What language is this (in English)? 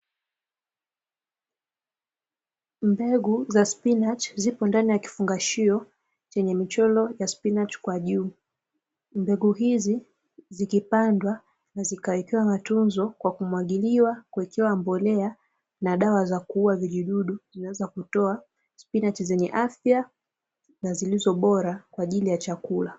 Swahili